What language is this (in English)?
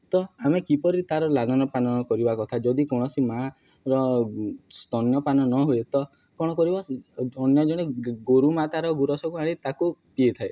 Odia